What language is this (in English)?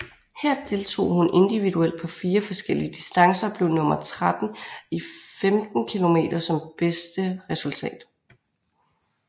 Danish